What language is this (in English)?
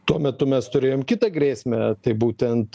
Lithuanian